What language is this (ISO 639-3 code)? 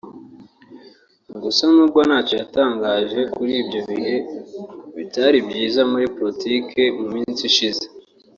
kin